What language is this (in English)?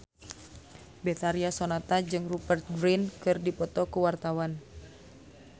Sundanese